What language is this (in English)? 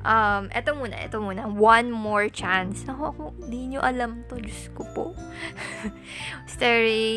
Filipino